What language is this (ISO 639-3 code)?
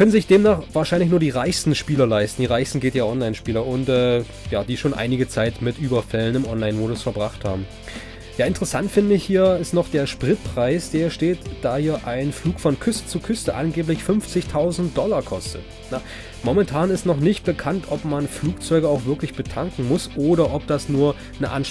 deu